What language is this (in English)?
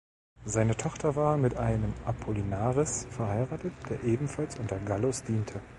German